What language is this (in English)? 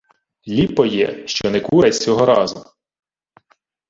Ukrainian